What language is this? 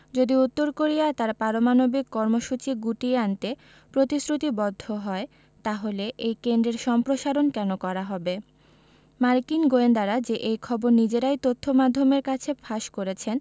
Bangla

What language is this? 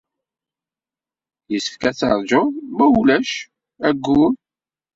Kabyle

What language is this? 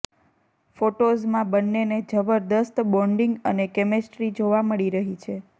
Gujarati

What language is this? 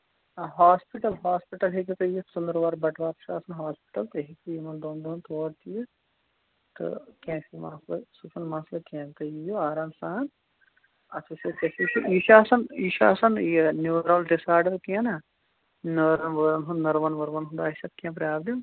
Kashmiri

